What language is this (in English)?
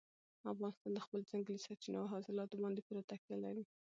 Pashto